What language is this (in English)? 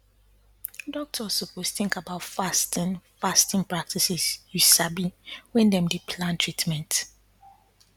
Nigerian Pidgin